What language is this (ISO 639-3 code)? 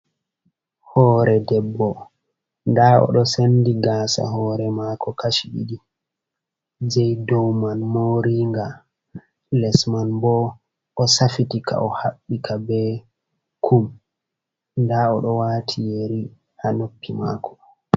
ful